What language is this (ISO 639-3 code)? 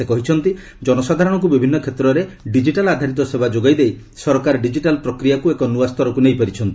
ori